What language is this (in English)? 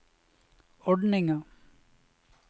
Norwegian